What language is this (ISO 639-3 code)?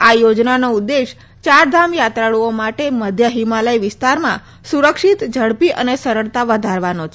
guj